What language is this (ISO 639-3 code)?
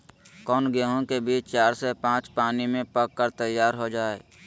mag